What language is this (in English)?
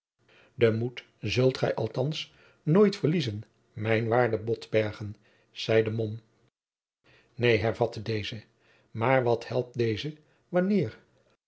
Dutch